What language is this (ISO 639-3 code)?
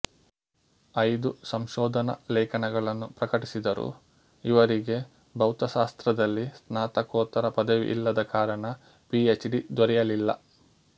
kan